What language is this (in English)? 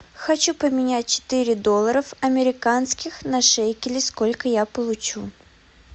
Russian